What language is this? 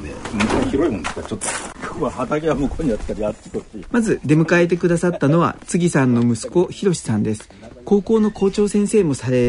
Japanese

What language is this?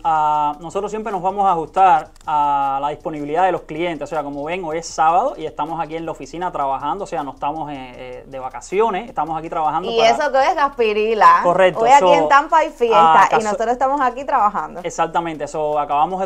Spanish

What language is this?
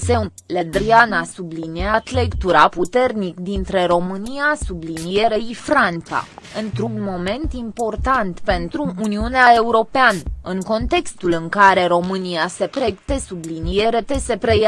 Romanian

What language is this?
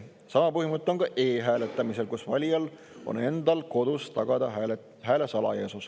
Estonian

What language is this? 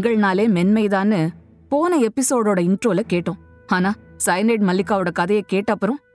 Tamil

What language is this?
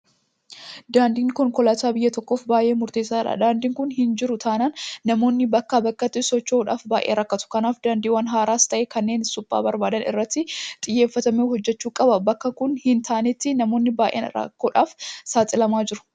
Oromo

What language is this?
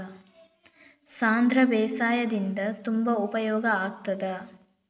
Kannada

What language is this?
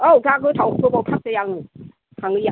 Bodo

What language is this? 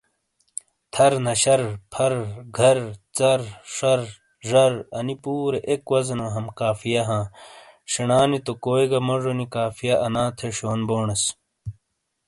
Shina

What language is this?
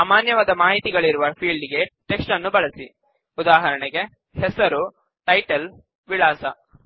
Kannada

